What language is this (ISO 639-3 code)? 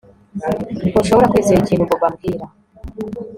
kin